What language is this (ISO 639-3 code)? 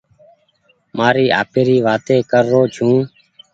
gig